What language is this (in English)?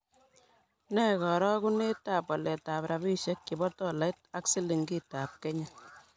Kalenjin